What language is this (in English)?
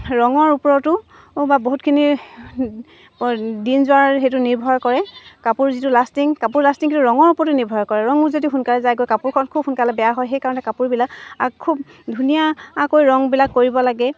Assamese